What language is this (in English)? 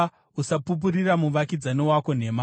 Shona